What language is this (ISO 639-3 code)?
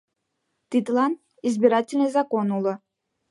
chm